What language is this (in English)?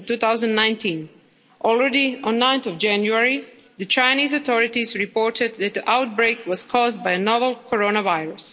English